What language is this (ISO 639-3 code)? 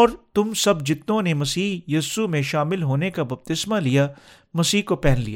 urd